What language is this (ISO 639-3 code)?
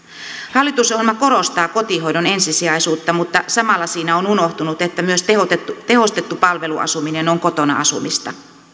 fin